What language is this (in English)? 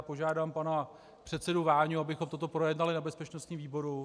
Czech